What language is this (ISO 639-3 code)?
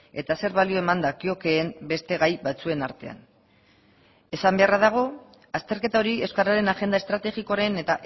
eus